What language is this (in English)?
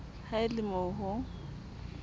Southern Sotho